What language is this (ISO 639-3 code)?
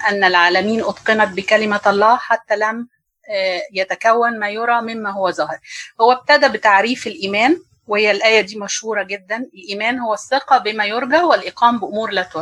ara